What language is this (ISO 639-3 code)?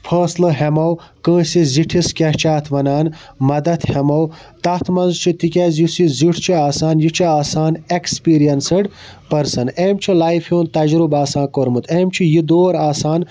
kas